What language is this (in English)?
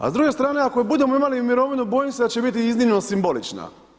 Croatian